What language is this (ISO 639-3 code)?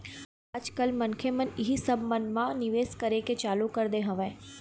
hne